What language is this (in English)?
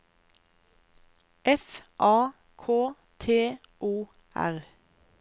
Norwegian